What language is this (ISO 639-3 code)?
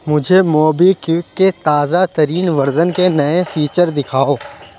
urd